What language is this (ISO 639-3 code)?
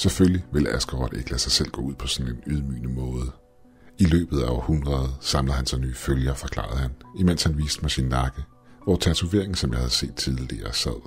dan